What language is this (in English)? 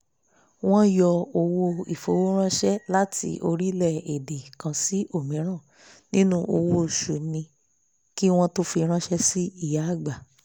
Yoruba